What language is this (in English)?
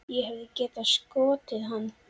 Icelandic